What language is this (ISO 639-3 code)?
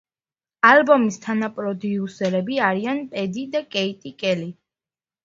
kat